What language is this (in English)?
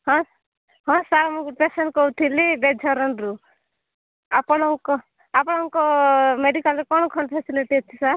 Odia